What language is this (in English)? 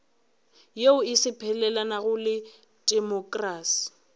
Northern Sotho